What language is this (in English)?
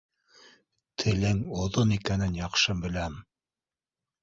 Bashkir